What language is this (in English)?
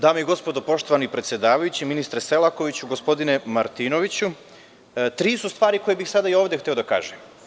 Serbian